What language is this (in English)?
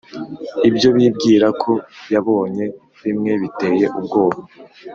Kinyarwanda